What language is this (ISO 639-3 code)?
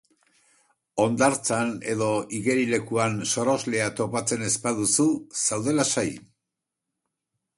eus